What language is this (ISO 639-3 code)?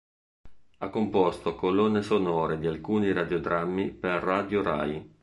ita